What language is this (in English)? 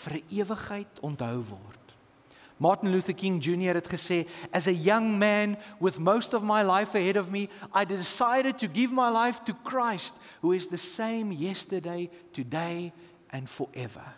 Dutch